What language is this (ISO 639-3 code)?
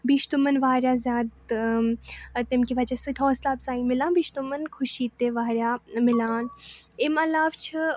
kas